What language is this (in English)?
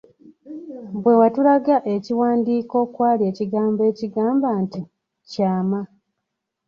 Ganda